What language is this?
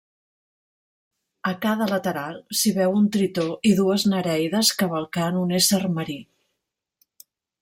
Catalan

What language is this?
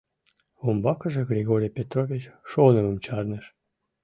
Mari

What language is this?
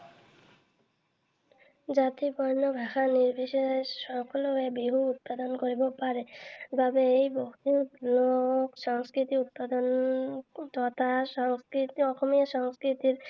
Assamese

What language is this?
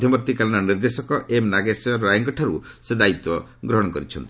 Odia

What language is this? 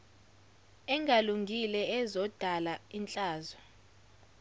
Zulu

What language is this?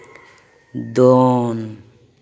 Santali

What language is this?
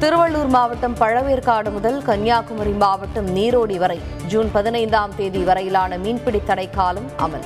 Tamil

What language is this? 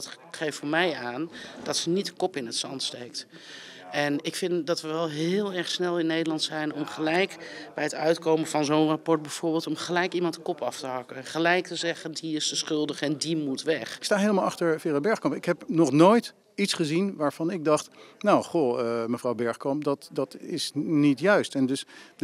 Dutch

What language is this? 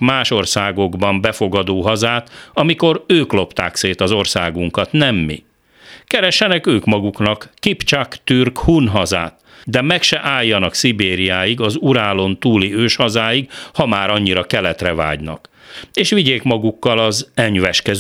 Hungarian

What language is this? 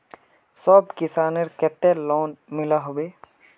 Magahi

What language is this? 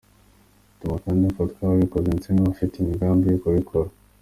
Kinyarwanda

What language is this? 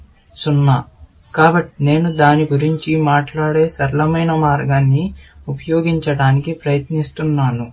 Telugu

